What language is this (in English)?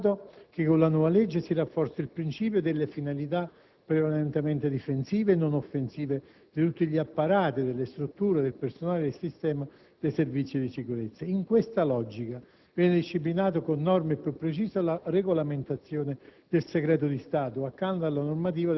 Italian